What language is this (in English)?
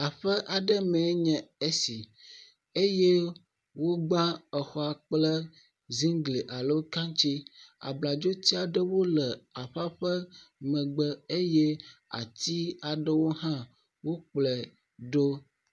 Ewe